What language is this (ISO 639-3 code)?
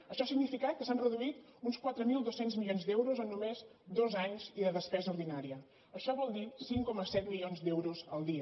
cat